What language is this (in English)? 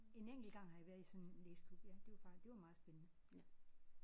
Danish